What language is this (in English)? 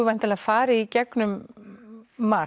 Icelandic